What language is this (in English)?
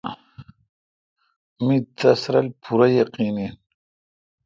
Kalkoti